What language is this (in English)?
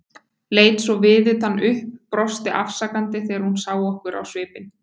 Icelandic